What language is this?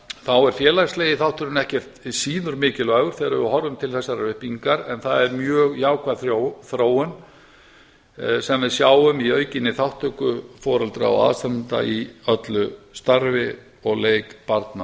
Icelandic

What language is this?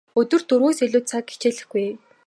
Mongolian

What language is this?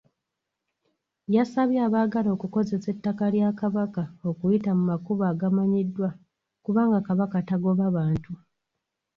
Ganda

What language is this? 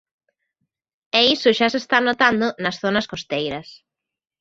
Galician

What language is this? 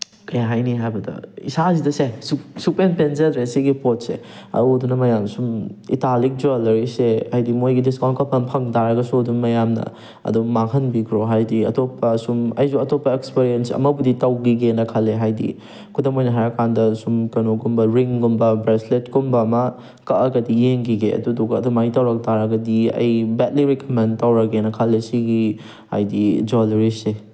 Manipuri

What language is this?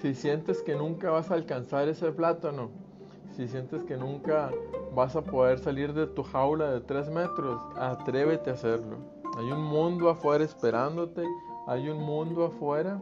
Spanish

